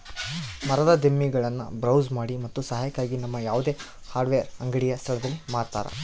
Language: Kannada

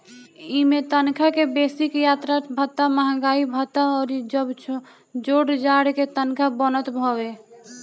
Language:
Bhojpuri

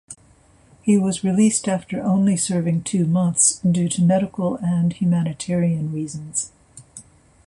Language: English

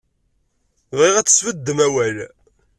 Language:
Kabyle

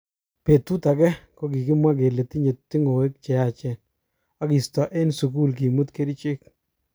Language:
Kalenjin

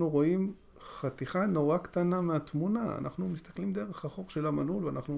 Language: Hebrew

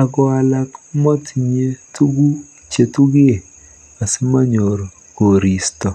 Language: Kalenjin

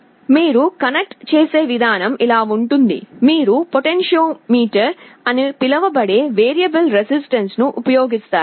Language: Telugu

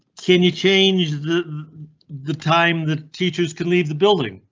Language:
English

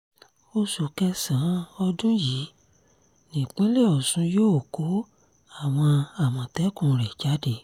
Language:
Yoruba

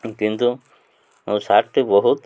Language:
Odia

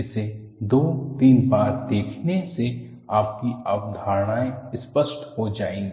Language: Hindi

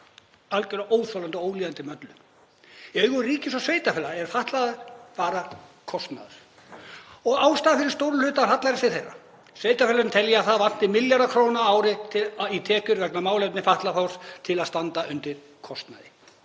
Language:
Icelandic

